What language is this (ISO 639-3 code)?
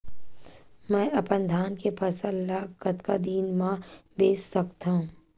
hne